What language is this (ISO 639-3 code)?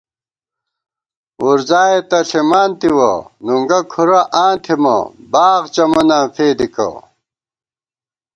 gwt